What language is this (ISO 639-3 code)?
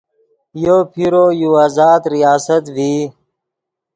ydg